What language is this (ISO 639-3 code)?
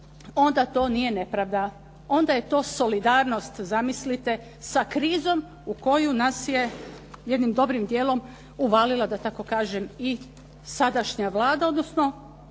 hrv